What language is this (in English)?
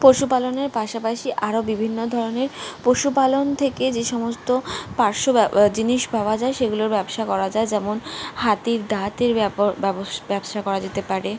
Bangla